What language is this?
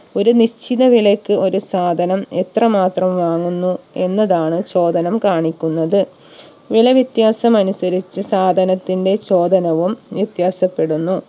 Malayalam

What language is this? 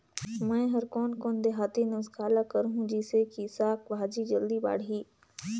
Chhattisgarhi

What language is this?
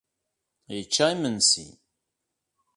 Kabyle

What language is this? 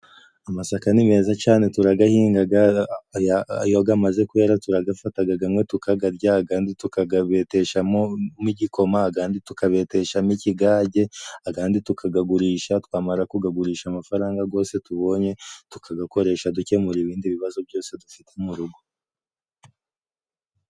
Kinyarwanda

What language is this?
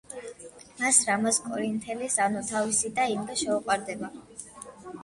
Georgian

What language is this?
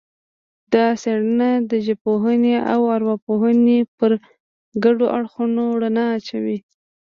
Pashto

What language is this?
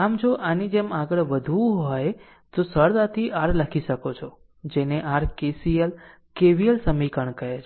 Gujarati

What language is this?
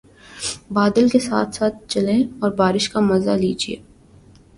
Urdu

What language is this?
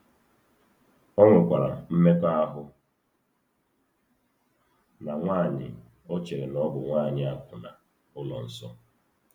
Igbo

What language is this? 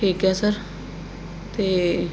Punjabi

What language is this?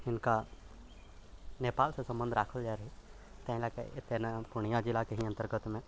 Maithili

